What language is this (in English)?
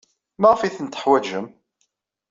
Kabyle